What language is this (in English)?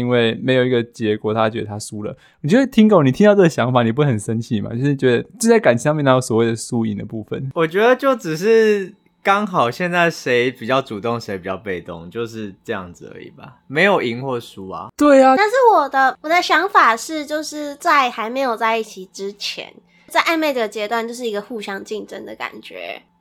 Chinese